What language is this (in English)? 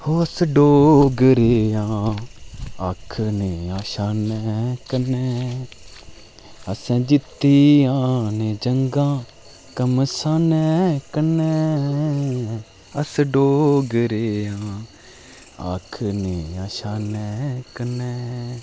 Dogri